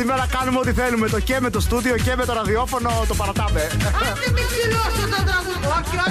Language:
Greek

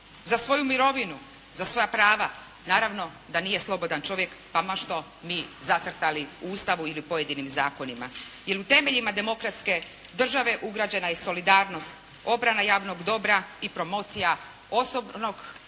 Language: Croatian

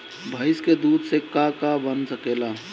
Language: Bhojpuri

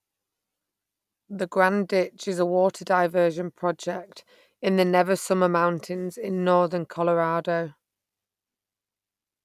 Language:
English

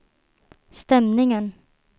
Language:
Swedish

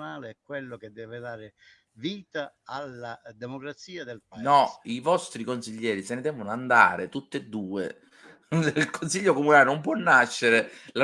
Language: Italian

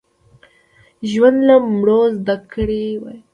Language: Pashto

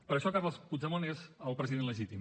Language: Catalan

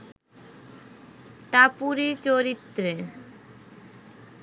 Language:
Bangla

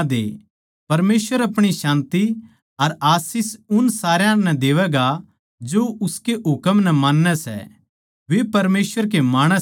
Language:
Haryanvi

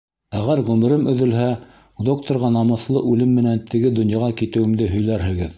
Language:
Bashkir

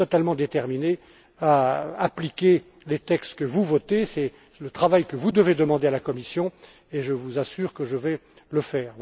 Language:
French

